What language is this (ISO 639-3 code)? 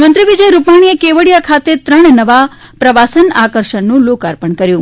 guj